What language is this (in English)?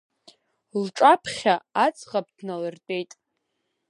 Abkhazian